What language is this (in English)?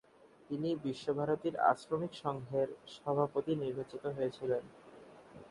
Bangla